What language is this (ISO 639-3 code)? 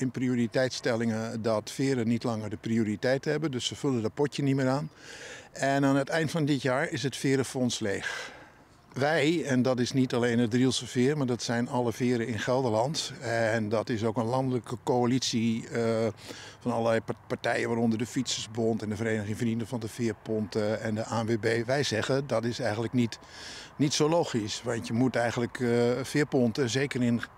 nld